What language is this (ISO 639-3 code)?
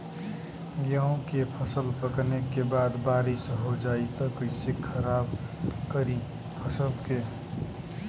bho